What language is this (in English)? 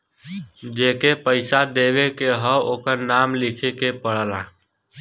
Bhojpuri